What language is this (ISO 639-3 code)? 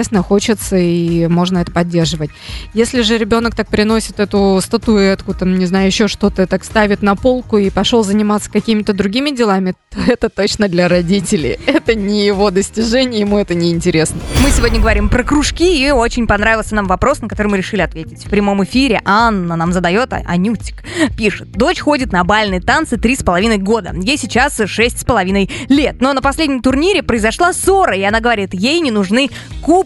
rus